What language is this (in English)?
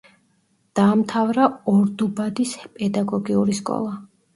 Georgian